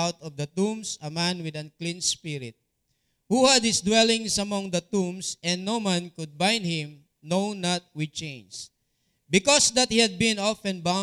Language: Filipino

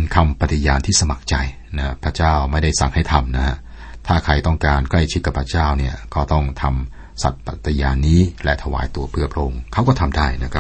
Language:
Thai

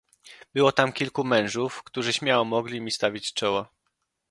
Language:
Polish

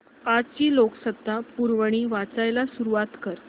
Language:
Marathi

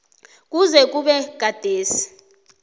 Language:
South Ndebele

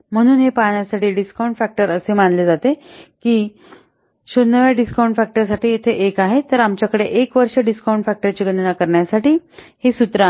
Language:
Marathi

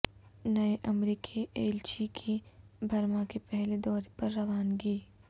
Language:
Urdu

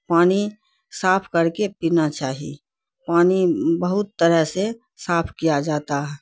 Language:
Urdu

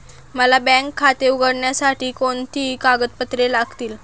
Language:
Marathi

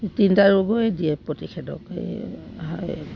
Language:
Assamese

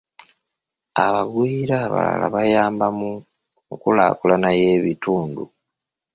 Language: Ganda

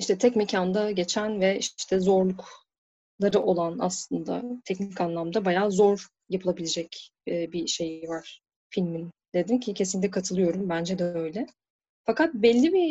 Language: Turkish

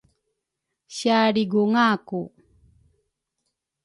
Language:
Rukai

